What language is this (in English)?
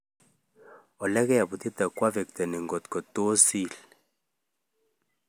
Kalenjin